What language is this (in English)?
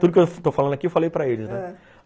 Portuguese